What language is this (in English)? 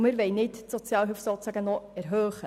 Swiss German